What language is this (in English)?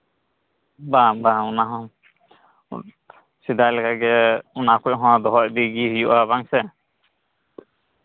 Santali